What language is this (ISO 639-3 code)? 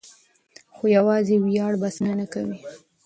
pus